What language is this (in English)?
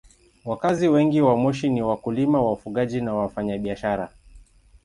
Swahili